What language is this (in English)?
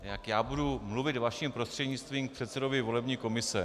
Czech